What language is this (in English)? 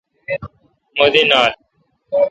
Kalkoti